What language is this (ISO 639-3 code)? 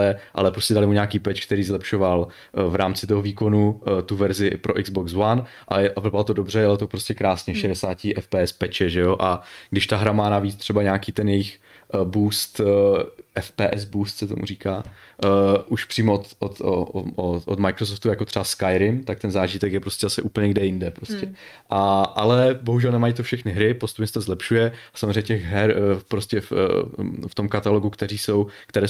ces